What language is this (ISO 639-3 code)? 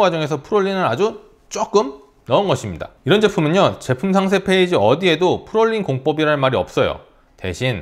kor